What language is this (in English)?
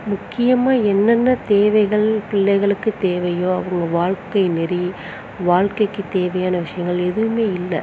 Tamil